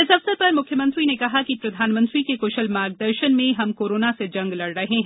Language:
Hindi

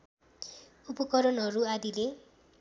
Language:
Nepali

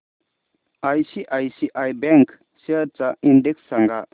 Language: Marathi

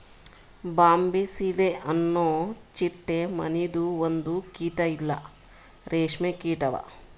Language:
Kannada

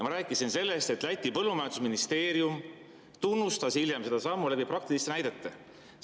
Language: Estonian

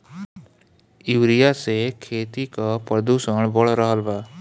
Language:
Bhojpuri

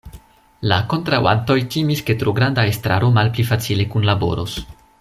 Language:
Esperanto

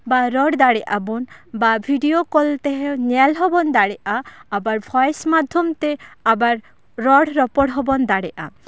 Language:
Santali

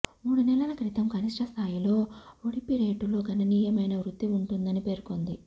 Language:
Telugu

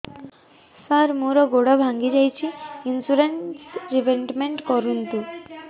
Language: Odia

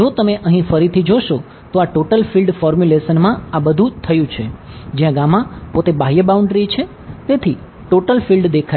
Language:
Gujarati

